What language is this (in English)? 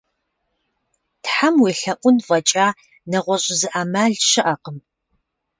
Kabardian